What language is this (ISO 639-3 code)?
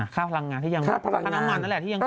tha